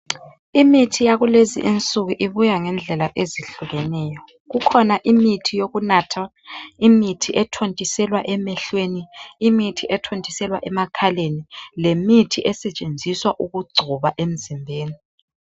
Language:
North Ndebele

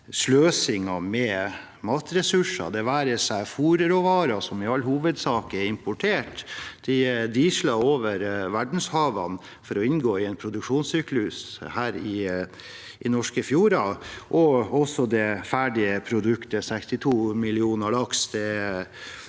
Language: Norwegian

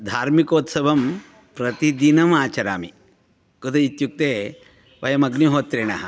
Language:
Sanskrit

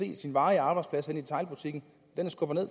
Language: Danish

